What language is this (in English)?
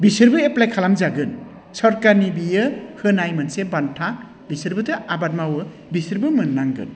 Bodo